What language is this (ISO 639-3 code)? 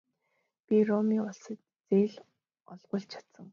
mon